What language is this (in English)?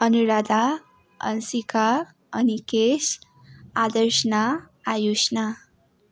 Nepali